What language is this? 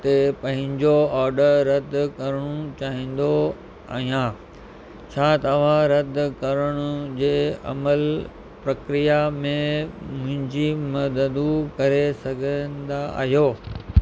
Sindhi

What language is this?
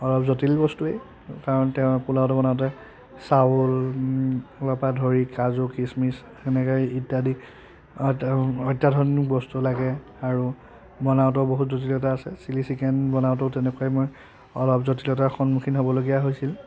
Assamese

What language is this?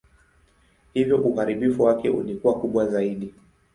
Swahili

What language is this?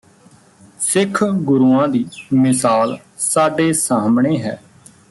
Punjabi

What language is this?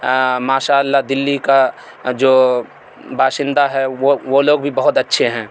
Urdu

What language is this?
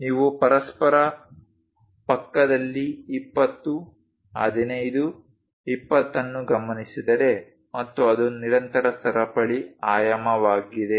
Kannada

